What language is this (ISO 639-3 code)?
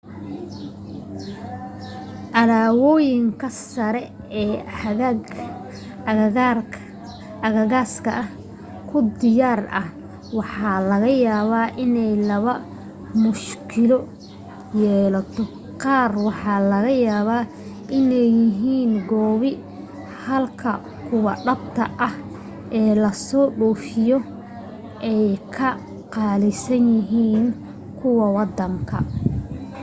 som